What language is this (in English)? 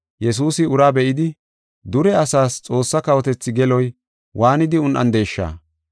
Gofa